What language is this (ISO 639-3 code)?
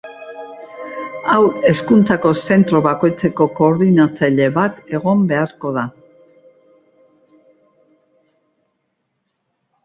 eus